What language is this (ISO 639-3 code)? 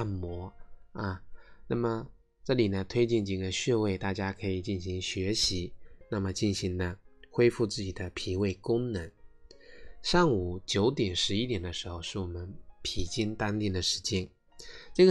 zho